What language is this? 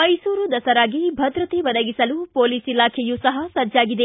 Kannada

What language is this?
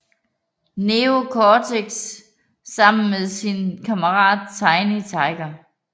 Danish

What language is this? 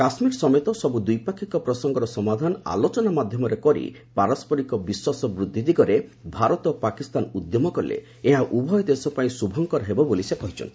Odia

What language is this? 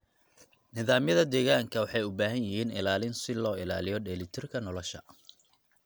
Somali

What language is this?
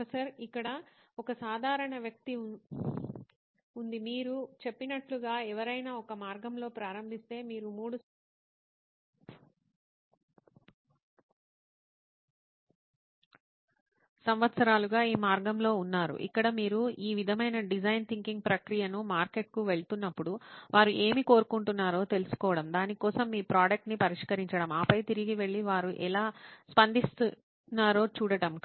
Telugu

